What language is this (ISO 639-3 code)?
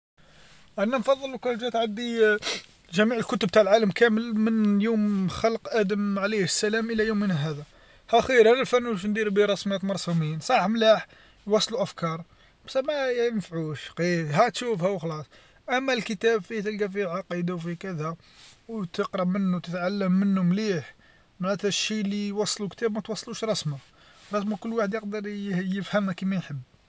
arq